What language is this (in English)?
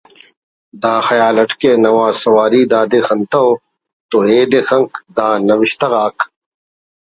Brahui